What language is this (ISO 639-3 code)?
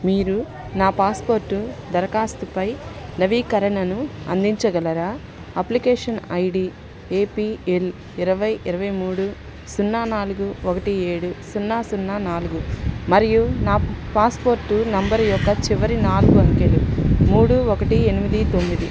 tel